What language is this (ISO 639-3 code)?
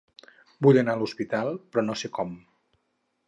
cat